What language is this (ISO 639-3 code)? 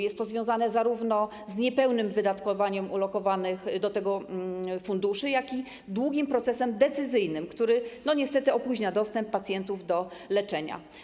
pol